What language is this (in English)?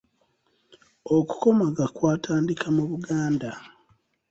Ganda